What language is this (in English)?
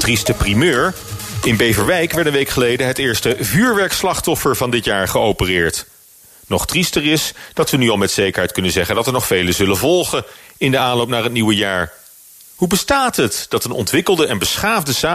Dutch